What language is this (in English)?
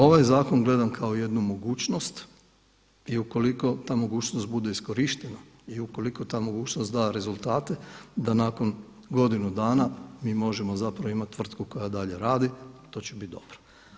Croatian